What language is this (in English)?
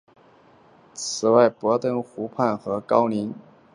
Chinese